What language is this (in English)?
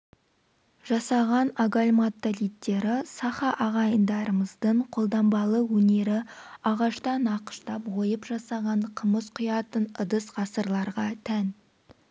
Kazakh